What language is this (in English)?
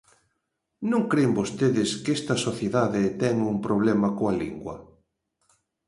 Galician